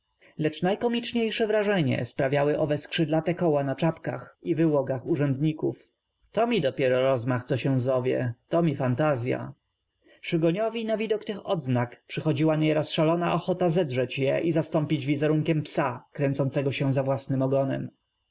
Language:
Polish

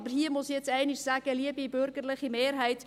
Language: Swiss German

